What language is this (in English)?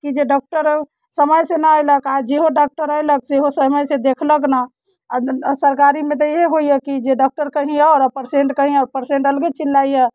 Maithili